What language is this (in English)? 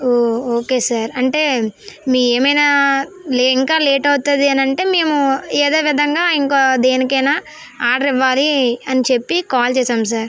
Telugu